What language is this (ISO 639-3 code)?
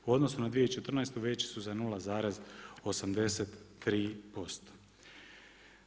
hrv